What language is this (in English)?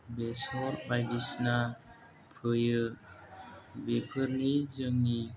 Bodo